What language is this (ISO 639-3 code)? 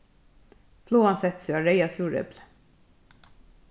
fao